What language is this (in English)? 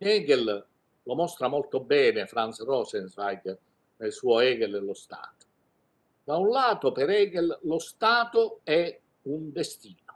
Italian